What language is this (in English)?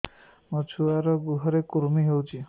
Odia